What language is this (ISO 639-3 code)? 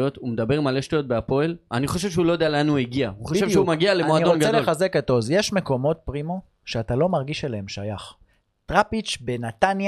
heb